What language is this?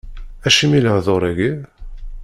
Kabyle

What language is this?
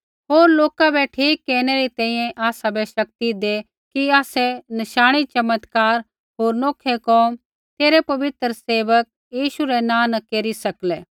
Kullu Pahari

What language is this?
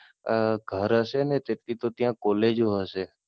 Gujarati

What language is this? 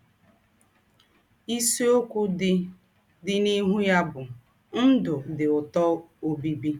Igbo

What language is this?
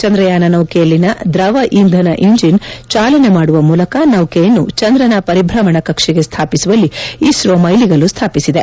Kannada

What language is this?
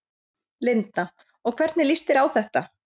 Icelandic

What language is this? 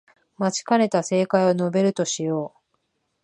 Japanese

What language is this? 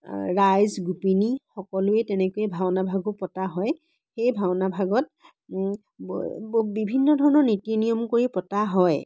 Assamese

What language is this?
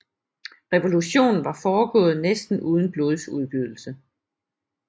Danish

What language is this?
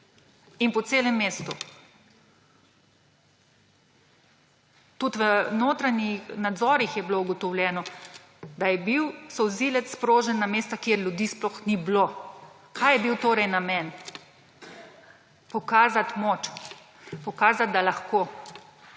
Slovenian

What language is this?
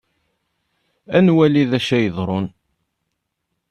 Kabyle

